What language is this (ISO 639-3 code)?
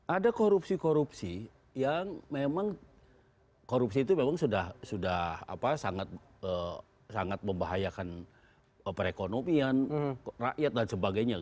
ind